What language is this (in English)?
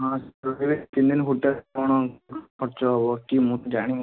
Odia